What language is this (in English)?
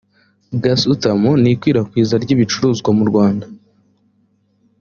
Kinyarwanda